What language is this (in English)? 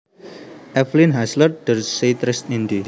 Javanese